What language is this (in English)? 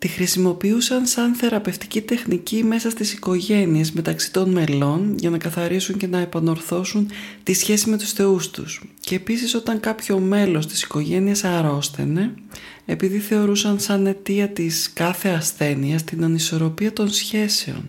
Greek